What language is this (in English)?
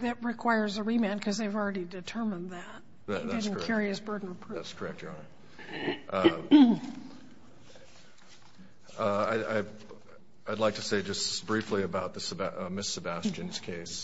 English